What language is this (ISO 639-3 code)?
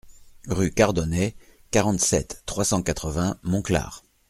fra